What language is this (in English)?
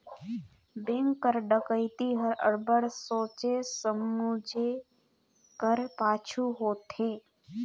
Chhattisgarhi